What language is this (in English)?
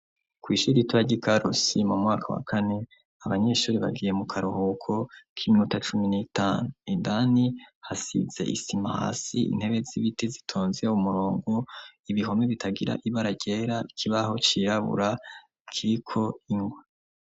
Rundi